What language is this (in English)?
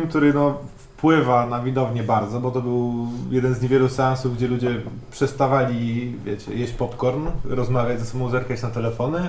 Polish